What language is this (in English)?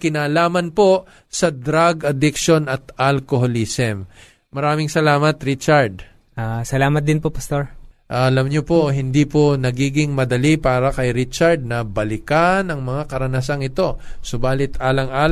Filipino